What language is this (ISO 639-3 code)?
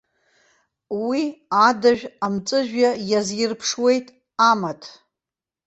abk